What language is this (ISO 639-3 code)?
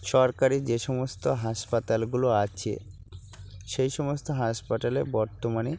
ben